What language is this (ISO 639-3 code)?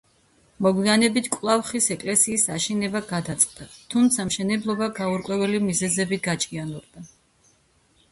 kat